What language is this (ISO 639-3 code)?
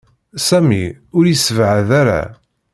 kab